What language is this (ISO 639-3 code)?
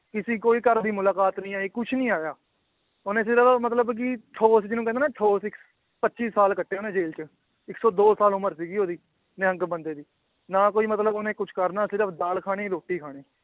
pan